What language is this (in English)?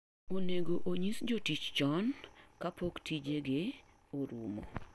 Luo (Kenya and Tanzania)